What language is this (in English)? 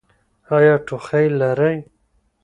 Pashto